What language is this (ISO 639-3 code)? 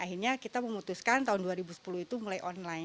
ind